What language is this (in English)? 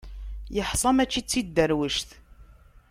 Kabyle